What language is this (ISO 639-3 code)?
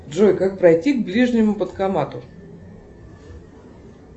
rus